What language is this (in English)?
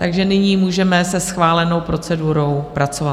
Czech